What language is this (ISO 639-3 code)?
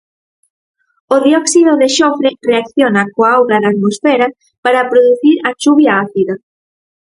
glg